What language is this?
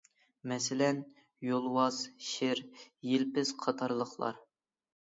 Uyghur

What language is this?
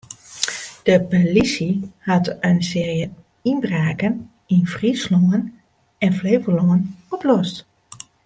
Western Frisian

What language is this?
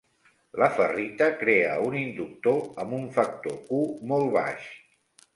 Catalan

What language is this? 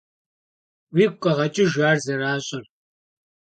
Kabardian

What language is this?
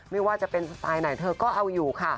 Thai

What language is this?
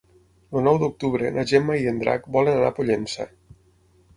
Catalan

